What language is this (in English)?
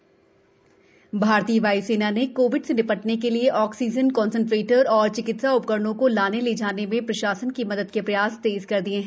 Hindi